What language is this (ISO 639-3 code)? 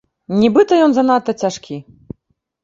bel